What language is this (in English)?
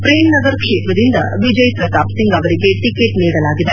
Kannada